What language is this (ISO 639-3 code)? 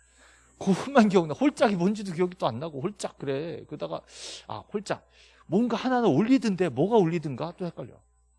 kor